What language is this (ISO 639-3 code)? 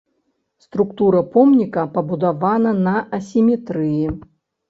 bel